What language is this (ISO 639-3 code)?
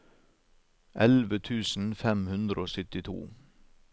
nor